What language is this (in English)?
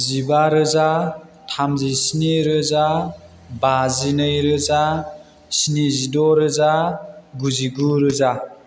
Bodo